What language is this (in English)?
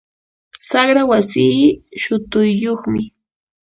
Yanahuanca Pasco Quechua